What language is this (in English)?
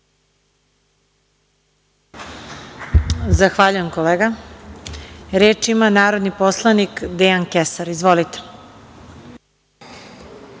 Serbian